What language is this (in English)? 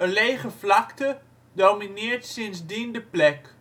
Dutch